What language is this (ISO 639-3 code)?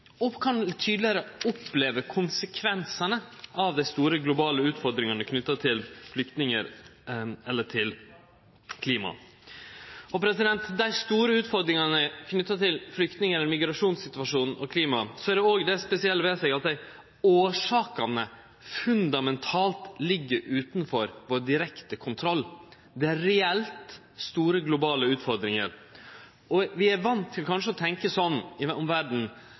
nno